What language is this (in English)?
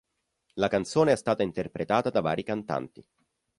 Italian